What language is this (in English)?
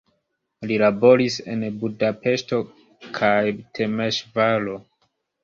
Esperanto